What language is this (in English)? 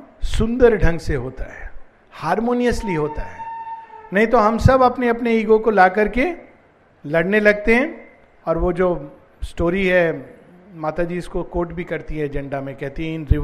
Hindi